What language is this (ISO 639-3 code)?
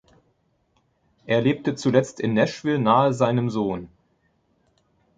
deu